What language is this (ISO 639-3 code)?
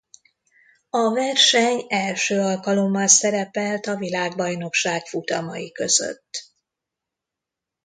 hun